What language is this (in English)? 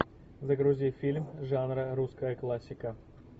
Russian